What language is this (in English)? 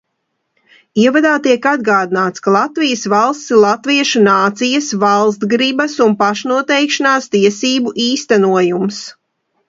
Latvian